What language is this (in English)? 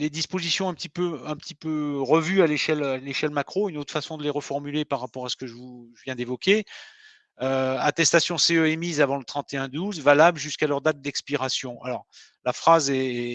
French